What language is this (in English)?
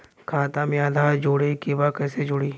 Bhojpuri